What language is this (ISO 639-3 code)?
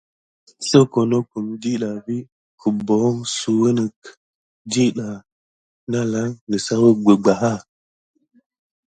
gid